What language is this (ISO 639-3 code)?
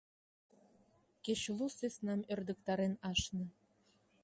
chm